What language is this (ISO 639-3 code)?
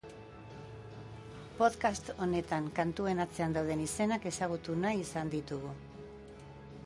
eus